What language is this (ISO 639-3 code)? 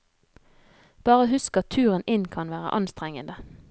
nor